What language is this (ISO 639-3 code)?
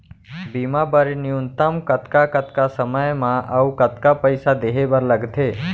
hne